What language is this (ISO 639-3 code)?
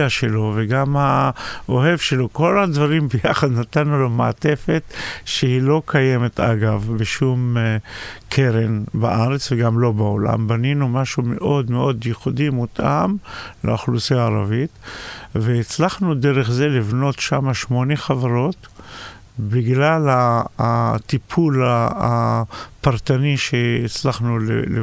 heb